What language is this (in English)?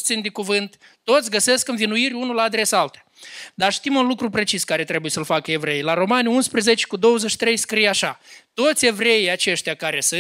Romanian